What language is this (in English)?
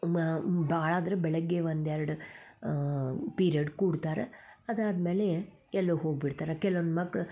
Kannada